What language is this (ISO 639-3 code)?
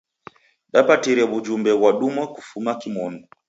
dav